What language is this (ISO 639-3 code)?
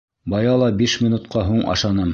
bak